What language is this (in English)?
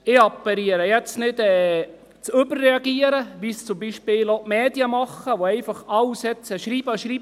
Swiss German